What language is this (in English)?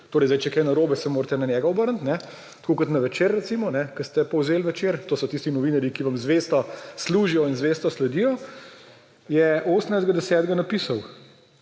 Slovenian